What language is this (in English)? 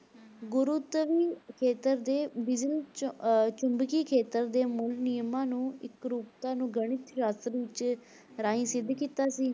Punjabi